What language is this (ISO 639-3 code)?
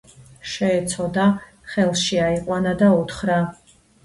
kat